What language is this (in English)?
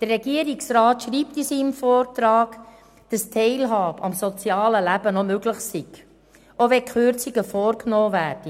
Swiss German